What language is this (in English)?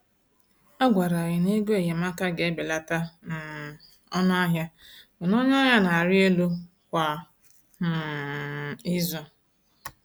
Igbo